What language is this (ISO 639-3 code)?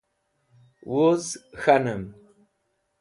wbl